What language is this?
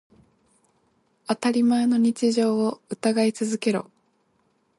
Japanese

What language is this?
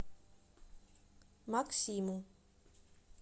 Russian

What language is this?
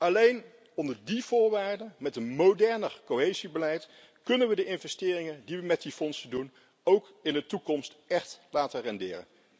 Dutch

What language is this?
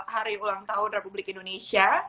Indonesian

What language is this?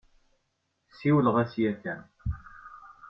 Kabyle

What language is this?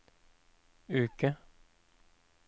Norwegian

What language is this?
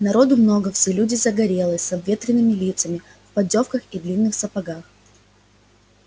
Russian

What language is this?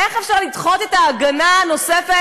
Hebrew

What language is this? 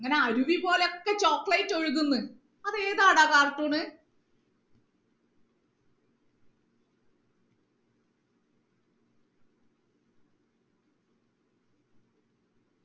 Malayalam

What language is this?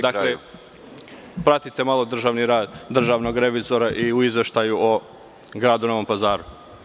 Serbian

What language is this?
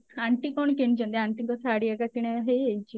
Odia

